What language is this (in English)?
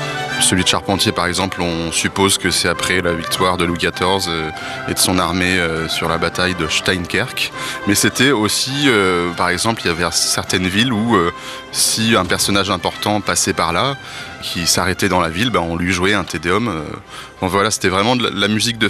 French